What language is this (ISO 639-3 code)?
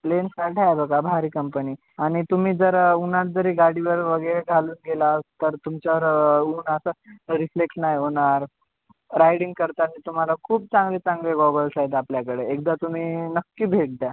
mar